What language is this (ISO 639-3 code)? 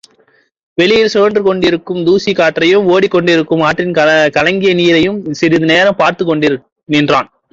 tam